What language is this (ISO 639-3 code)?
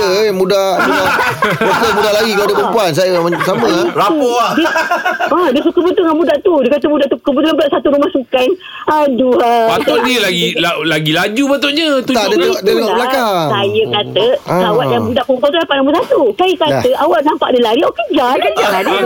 msa